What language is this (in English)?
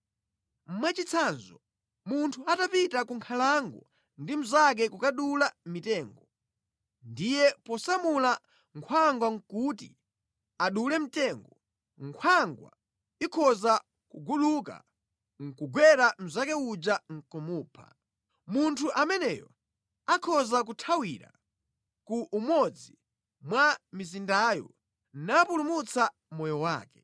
Nyanja